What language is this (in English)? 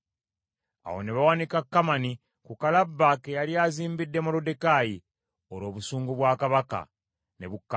Ganda